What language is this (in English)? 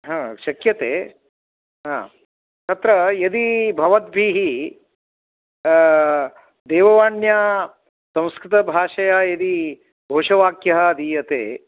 Sanskrit